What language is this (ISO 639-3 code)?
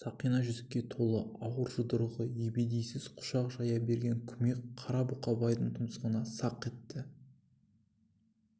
kaz